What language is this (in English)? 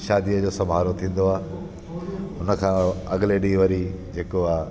Sindhi